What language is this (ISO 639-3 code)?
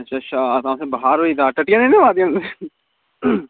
doi